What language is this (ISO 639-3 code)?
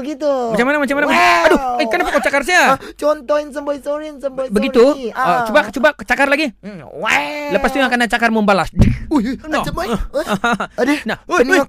msa